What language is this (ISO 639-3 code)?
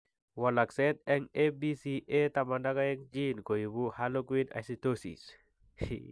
kln